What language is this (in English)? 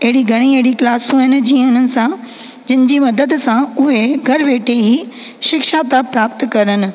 Sindhi